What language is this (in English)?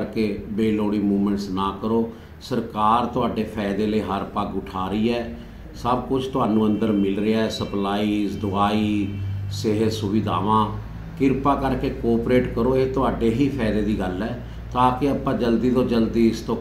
Hindi